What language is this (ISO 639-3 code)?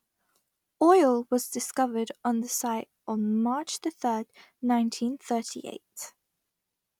eng